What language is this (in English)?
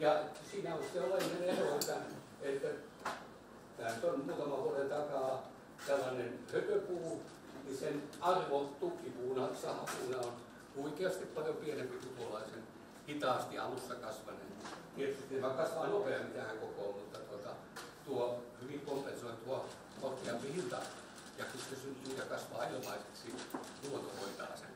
Finnish